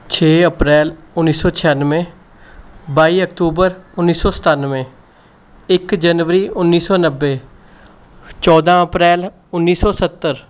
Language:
Punjabi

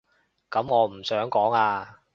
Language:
Cantonese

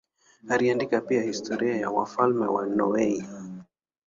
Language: Swahili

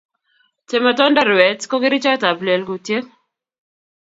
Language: Kalenjin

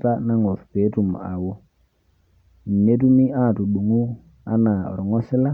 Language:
Masai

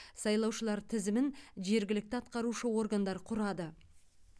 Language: Kazakh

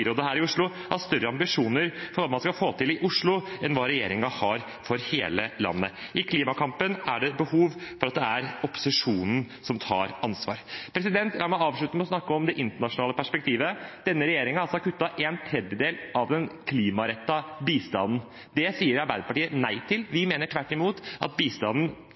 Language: Norwegian Bokmål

